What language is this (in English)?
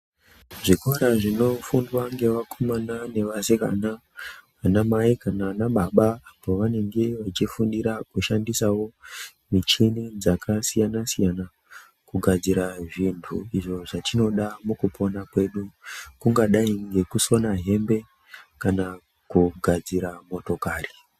Ndau